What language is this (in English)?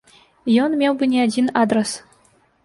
Belarusian